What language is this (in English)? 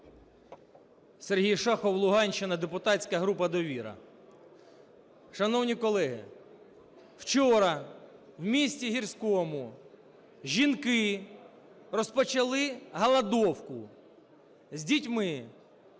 Ukrainian